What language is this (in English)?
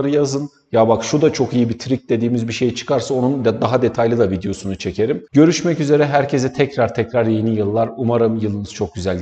Turkish